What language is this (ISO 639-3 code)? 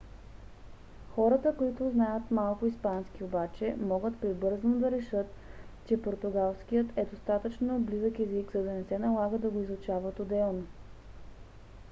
bul